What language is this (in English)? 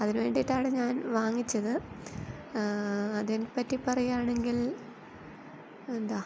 Malayalam